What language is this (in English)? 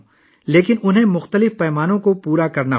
Urdu